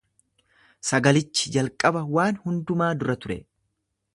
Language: Oromo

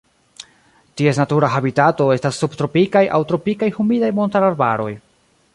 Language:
Esperanto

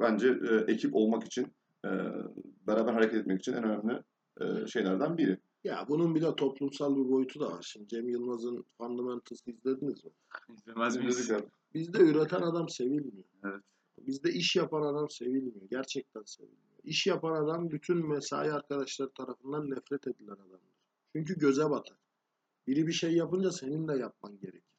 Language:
Turkish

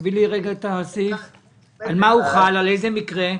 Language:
Hebrew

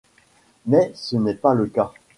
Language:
French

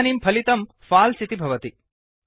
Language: Sanskrit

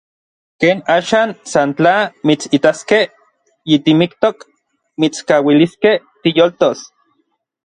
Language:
Orizaba Nahuatl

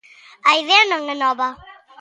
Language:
Galician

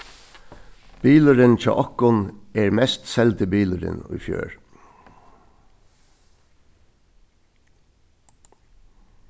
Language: Faroese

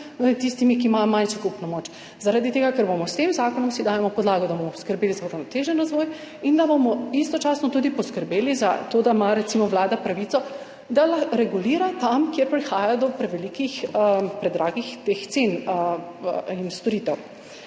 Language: Slovenian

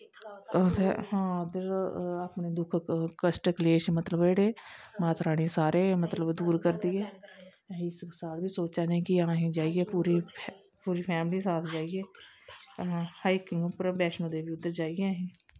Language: Dogri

